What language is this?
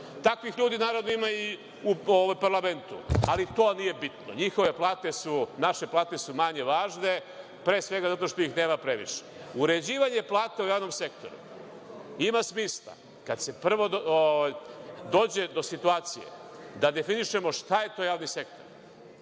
Serbian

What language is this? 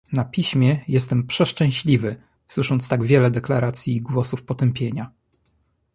Polish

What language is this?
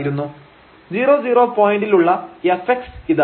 Malayalam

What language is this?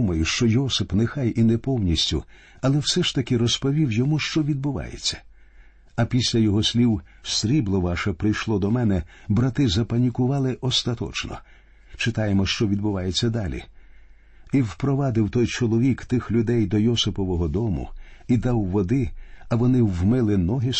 Ukrainian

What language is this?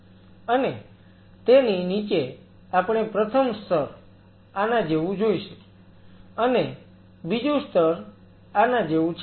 Gujarati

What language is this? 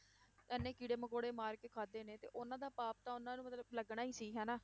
Punjabi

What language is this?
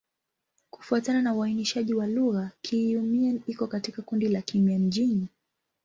Swahili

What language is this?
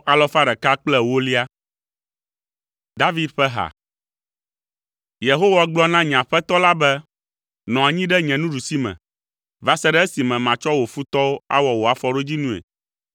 Ewe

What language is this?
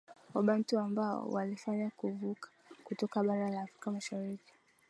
Swahili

